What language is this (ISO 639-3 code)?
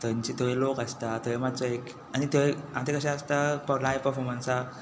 kok